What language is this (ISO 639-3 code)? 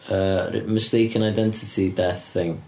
cym